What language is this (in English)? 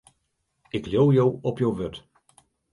Western Frisian